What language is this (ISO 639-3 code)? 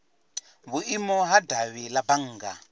ven